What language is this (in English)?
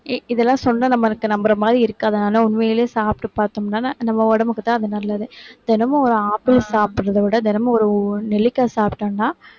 Tamil